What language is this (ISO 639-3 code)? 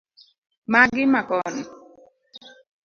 luo